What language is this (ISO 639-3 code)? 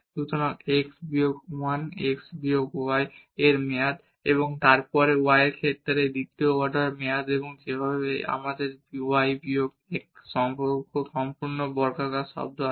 ben